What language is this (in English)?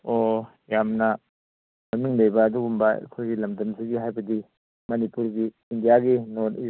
Manipuri